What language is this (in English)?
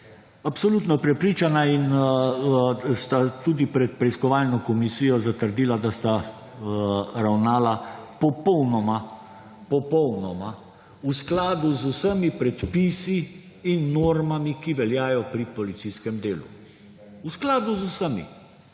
Slovenian